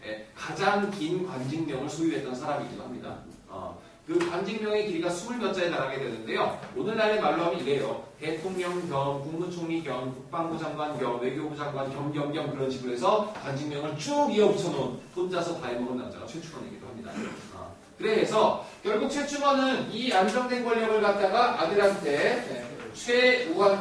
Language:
Korean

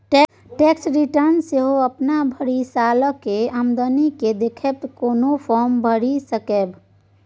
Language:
Maithili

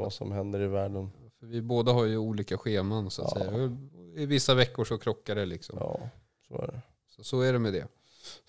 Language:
Swedish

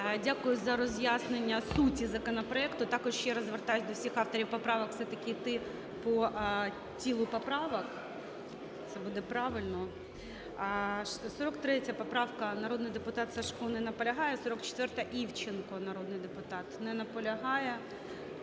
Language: Ukrainian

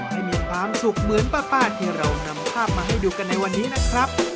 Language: Thai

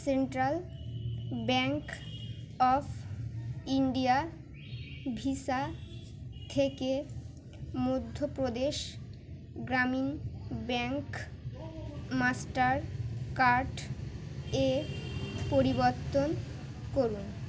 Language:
Bangla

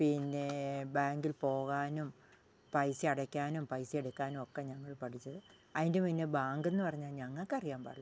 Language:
Malayalam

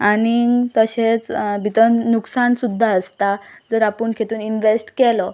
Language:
Konkani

